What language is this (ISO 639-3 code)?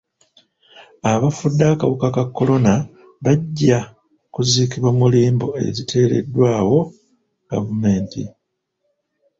lug